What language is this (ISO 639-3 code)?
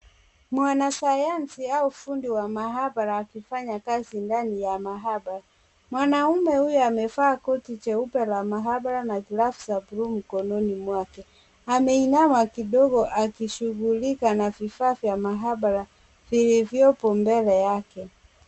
swa